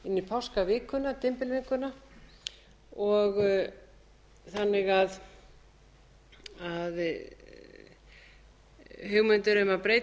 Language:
Icelandic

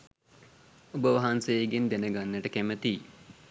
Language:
Sinhala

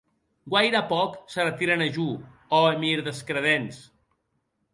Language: Occitan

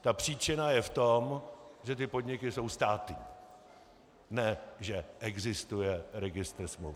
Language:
Czech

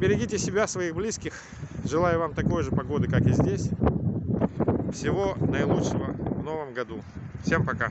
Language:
Russian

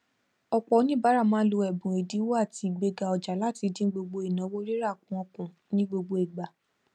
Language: Yoruba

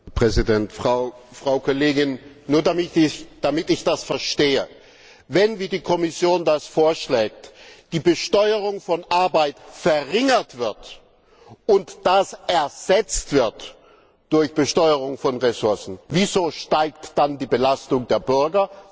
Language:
German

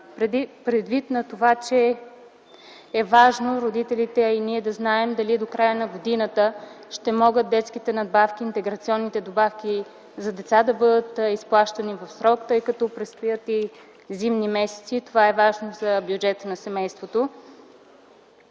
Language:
Bulgarian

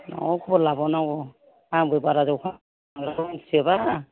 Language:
Bodo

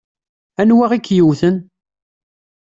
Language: Kabyle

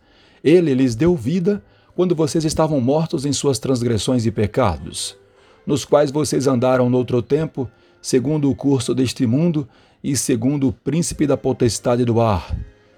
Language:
Portuguese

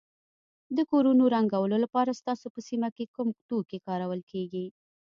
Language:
Pashto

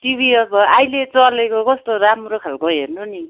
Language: Nepali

